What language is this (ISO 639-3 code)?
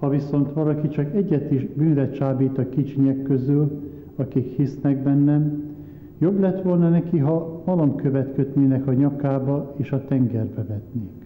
hun